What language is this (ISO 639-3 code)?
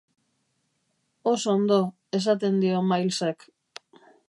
eus